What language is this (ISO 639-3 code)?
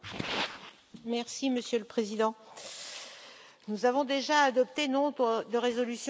fra